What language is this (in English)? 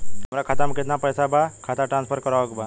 Bhojpuri